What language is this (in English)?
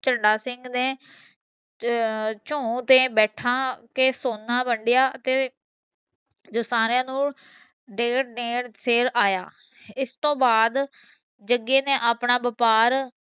Punjabi